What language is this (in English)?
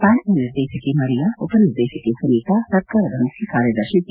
Kannada